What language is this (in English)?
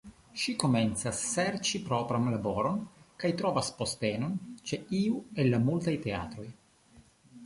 Esperanto